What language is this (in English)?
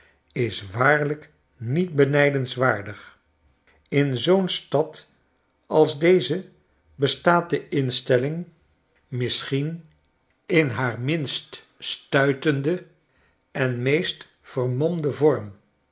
Dutch